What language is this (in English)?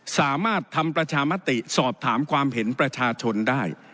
Thai